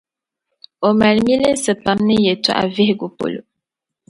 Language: Dagbani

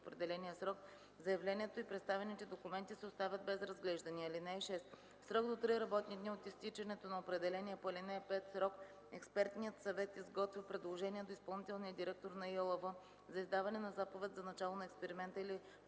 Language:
Bulgarian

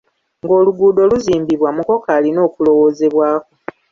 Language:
Ganda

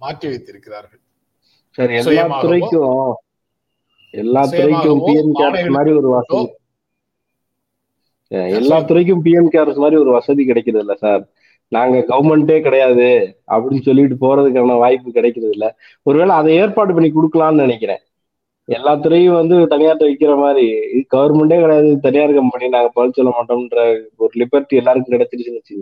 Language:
Tamil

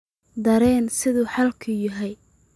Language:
Somali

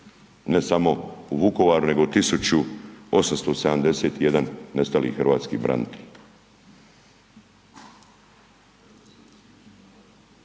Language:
Croatian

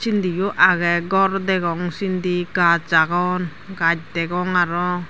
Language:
Chakma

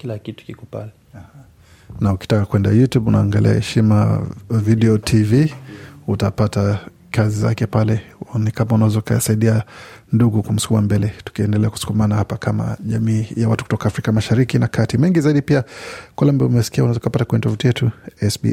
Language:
Swahili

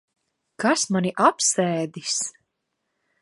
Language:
Latvian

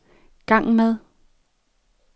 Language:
Danish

